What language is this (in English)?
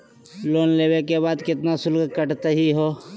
Magahi